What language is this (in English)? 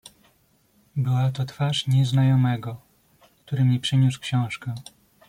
Polish